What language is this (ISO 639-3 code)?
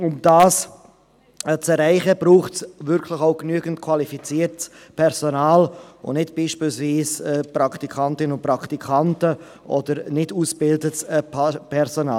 gsw